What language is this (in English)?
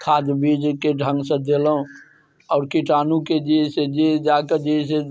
Maithili